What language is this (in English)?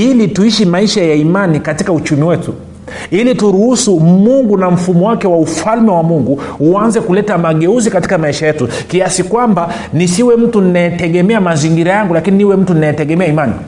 Swahili